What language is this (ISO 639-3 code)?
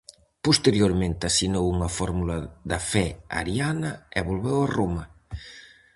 glg